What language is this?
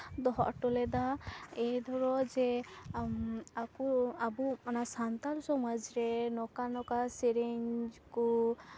Santali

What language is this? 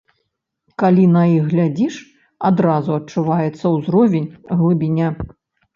Belarusian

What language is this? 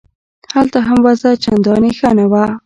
Pashto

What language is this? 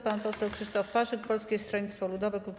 Polish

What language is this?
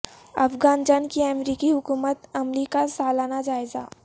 Urdu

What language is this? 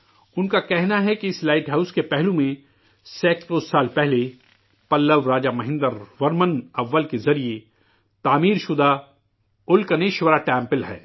Urdu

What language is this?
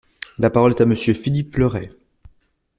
French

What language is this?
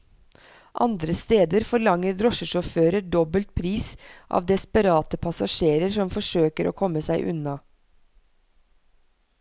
Norwegian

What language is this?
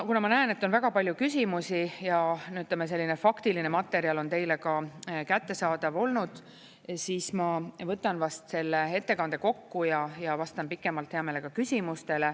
Estonian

